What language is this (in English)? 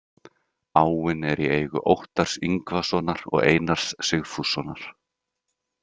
Icelandic